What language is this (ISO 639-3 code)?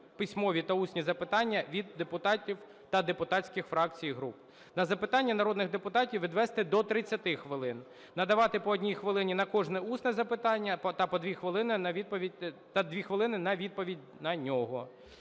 ukr